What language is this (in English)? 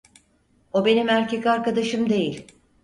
Turkish